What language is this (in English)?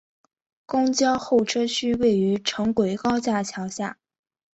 Chinese